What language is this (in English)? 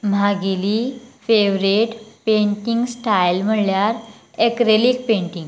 Konkani